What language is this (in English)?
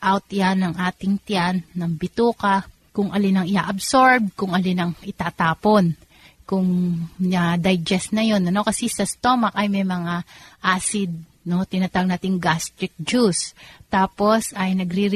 Filipino